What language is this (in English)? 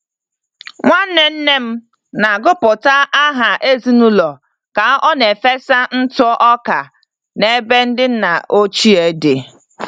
Igbo